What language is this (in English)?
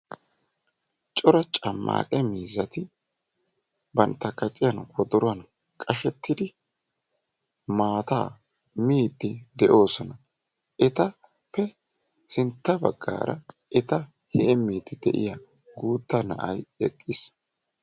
Wolaytta